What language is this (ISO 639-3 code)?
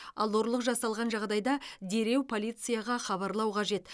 kaz